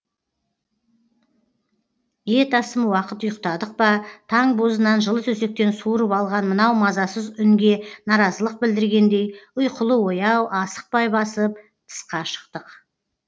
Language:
Kazakh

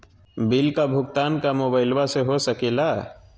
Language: Magahi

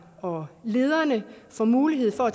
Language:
Danish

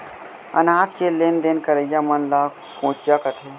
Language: Chhattisgarhi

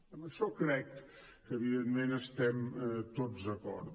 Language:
Catalan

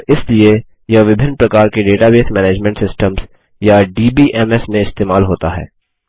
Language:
Hindi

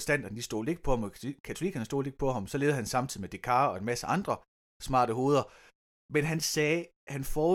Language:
Danish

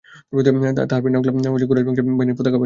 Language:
Bangla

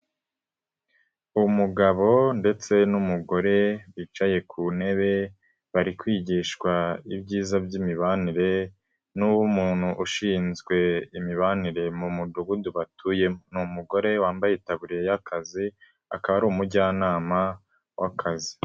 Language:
Kinyarwanda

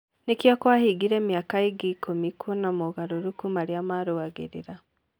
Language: Kikuyu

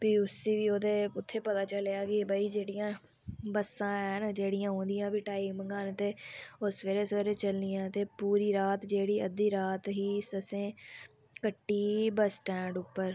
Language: Dogri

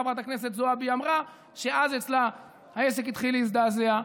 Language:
Hebrew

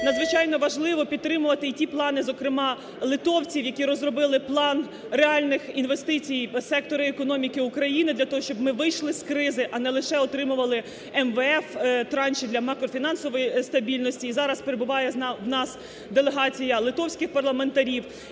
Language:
Ukrainian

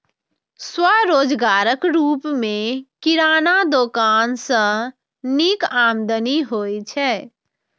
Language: Maithili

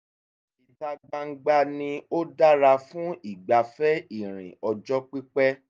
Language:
Yoruba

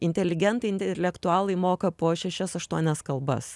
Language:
Lithuanian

